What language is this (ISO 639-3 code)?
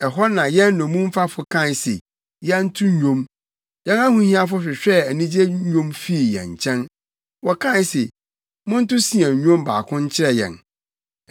aka